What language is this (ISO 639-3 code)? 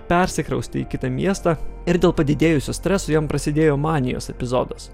lit